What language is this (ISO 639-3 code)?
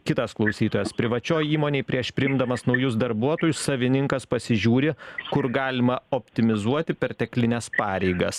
lit